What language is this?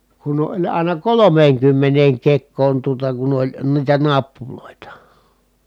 Finnish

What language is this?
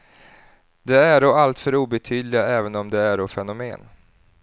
Swedish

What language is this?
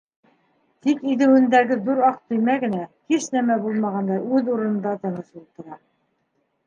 Bashkir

